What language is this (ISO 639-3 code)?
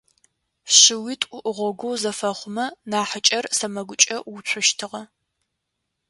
ady